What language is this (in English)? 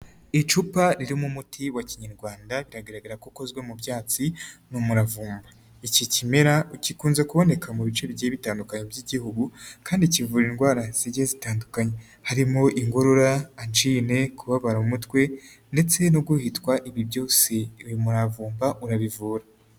Kinyarwanda